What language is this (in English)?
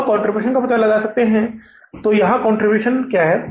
Hindi